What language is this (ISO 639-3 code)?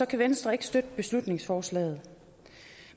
dan